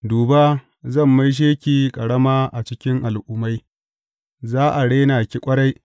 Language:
Hausa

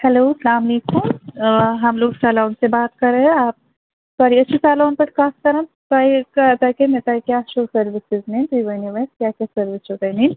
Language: Kashmiri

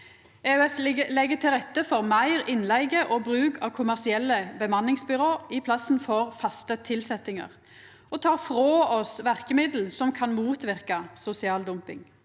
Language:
Norwegian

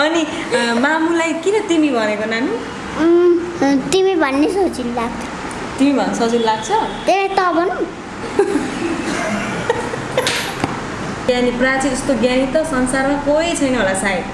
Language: Nepali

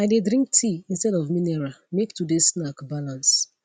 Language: Nigerian Pidgin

